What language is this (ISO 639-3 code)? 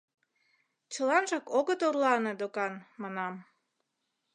chm